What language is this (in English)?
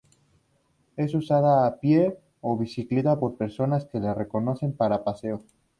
Spanish